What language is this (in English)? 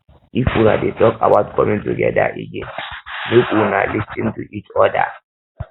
Nigerian Pidgin